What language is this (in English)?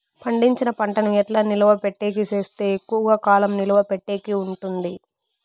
Telugu